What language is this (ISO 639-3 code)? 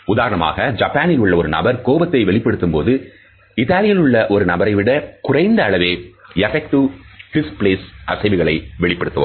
tam